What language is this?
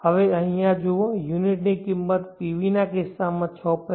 Gujarati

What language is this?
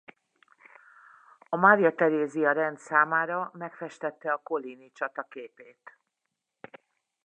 Hungarian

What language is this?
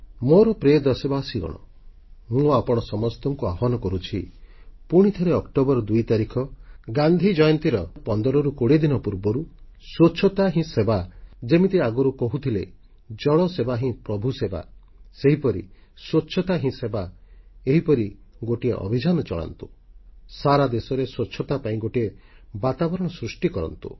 Odia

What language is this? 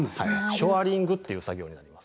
Japanese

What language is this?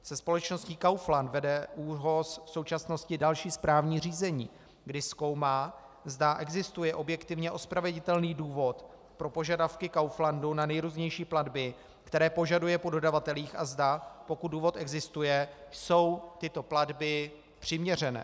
Czech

